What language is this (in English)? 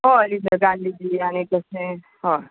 Konkani